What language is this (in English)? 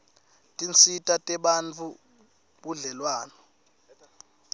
Swati